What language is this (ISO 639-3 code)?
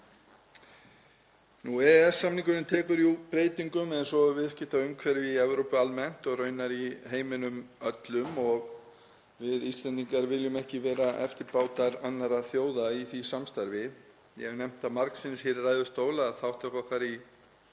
isl